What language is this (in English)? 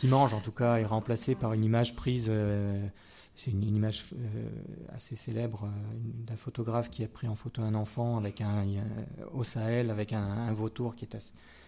French